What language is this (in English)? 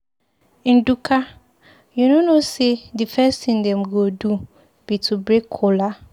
Nigerian Pidgin